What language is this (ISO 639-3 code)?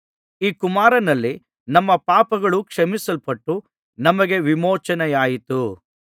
kan